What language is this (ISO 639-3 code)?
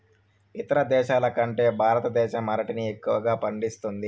tel